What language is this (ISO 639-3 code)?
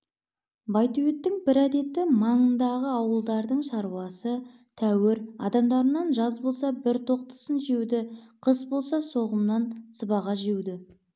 kaz